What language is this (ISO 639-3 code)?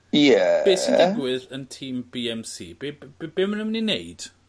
cym